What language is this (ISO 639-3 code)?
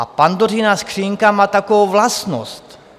ces